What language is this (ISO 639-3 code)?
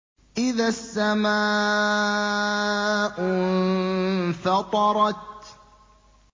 ara